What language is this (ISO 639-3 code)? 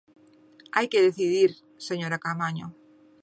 glg